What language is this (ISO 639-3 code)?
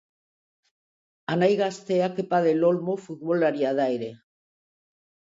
eus